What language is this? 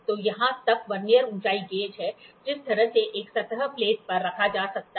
Hindi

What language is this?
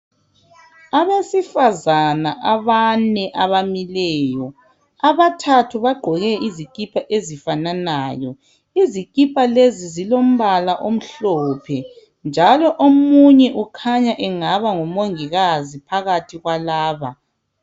North Ndebele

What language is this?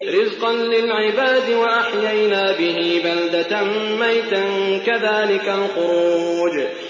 Arabic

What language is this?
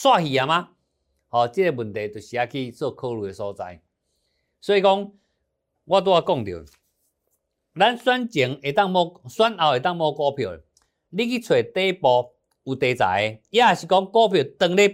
Chinese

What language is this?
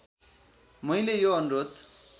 Nepali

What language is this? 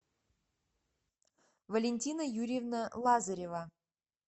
Russian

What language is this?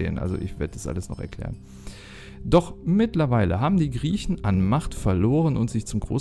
German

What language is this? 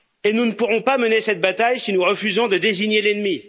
French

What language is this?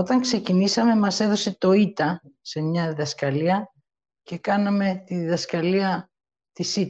Greek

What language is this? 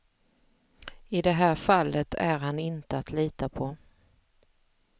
Swedish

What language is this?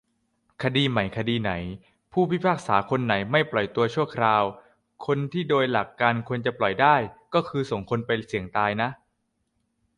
Thai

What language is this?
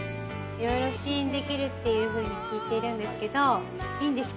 Japanese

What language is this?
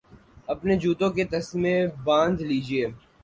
Urdu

